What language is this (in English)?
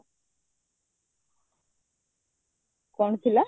Odia